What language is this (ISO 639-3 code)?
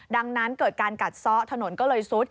tha